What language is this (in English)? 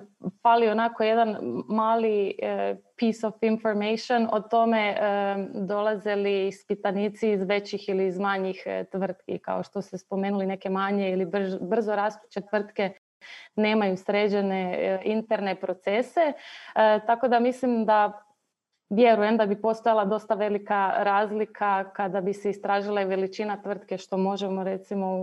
Croatian